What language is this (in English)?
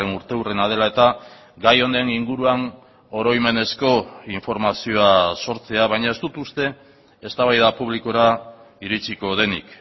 Basque